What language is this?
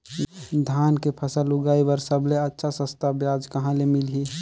Chhattisgarhi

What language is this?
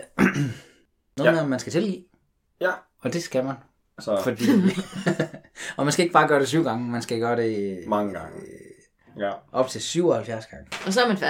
Danish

